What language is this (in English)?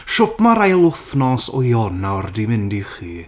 Welsh